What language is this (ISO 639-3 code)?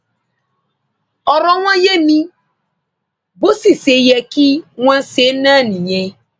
yor